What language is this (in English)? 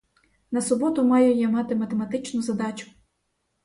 Ukrainian